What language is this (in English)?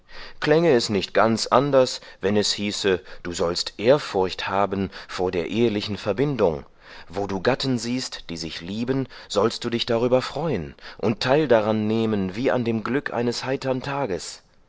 German